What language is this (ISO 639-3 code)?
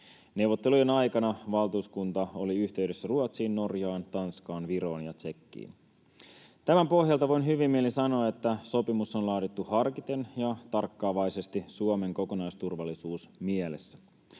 fin